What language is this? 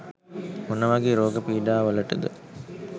Sinhala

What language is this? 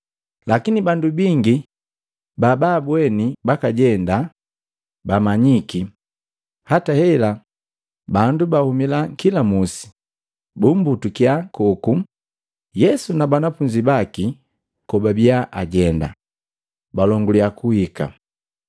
Matengo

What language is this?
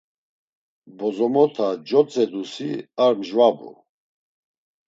Laz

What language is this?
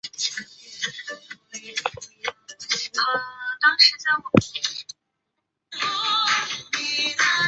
Chinese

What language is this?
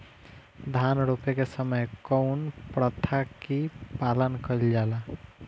Bhojpuri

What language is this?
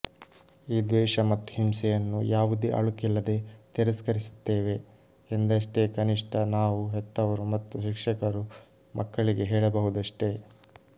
Kannada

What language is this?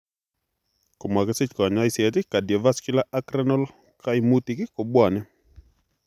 Kalenjin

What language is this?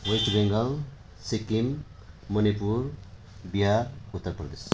Nepali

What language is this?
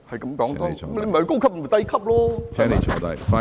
Cantonese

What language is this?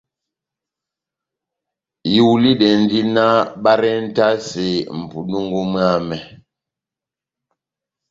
Batanga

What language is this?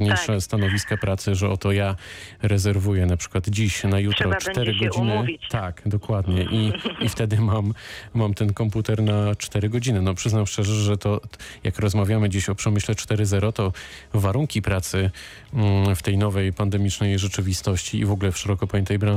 Polish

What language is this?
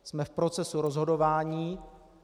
Czech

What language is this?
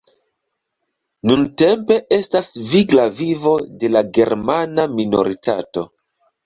Esperanto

